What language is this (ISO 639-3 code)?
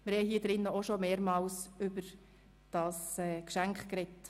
gsw